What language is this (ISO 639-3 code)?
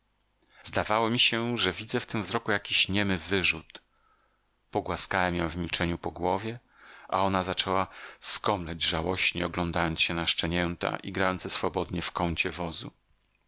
pol